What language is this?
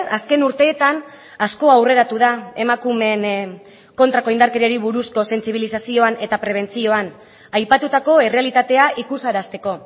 Basque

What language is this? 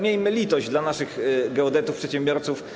Polish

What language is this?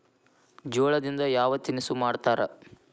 Kannada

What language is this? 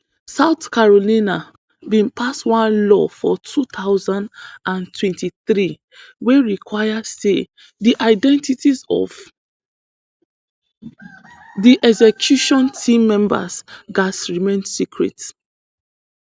Nigerian Pidgin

